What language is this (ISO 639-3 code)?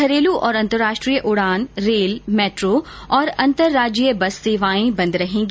hin